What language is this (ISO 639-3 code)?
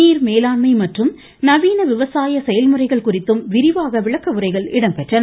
tam